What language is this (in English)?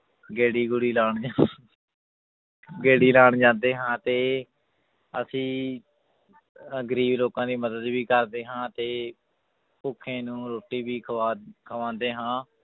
Punjabi